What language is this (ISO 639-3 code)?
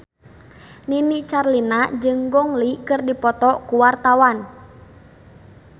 sun